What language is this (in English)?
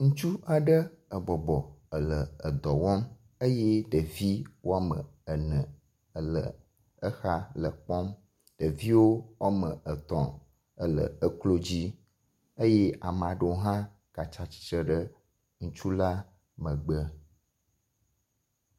Ewe